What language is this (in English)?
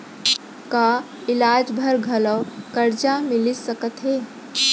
Chhattisgarhi